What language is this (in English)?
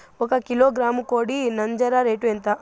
Telugu